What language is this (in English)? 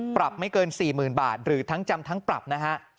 Thai